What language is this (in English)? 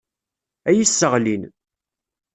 Kabyle